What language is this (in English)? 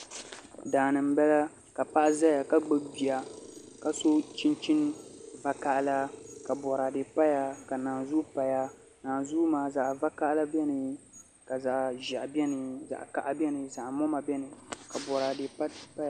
Dagbani